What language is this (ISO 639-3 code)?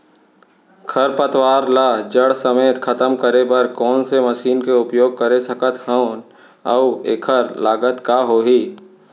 hne